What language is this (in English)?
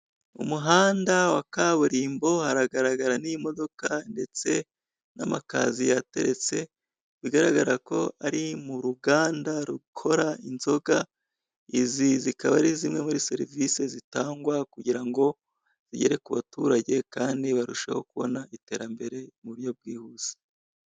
Kinyarwanda